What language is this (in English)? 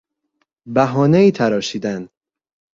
Persian